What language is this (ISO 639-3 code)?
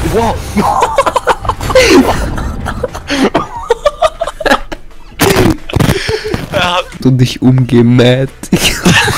deu